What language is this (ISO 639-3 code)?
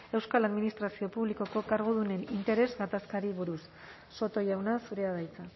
eus